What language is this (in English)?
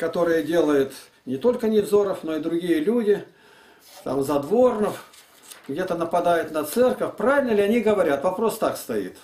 Russian